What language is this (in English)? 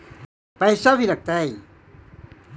Magahi